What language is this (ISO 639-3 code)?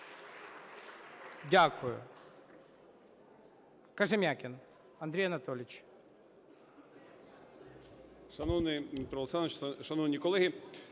ukr